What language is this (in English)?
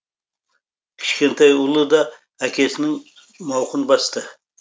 Kazakh